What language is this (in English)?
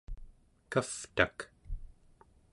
Central Yupik